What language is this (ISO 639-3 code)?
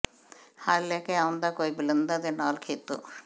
pan